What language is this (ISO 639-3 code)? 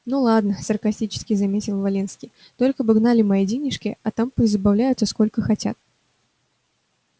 rus